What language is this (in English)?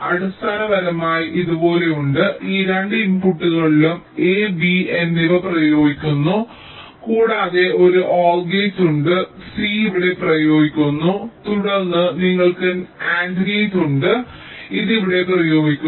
Malayalam